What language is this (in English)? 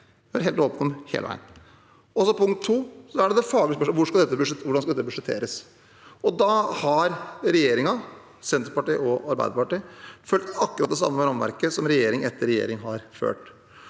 Norwegian